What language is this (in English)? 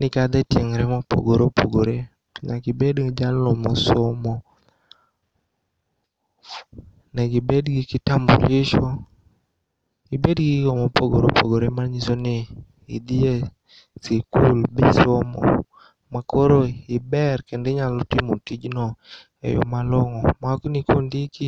Luo (Kenya and Tanzania)